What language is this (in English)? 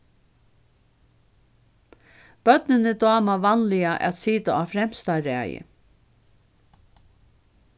Faroese